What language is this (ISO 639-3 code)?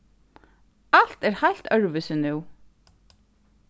fao